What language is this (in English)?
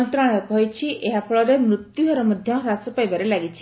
Odia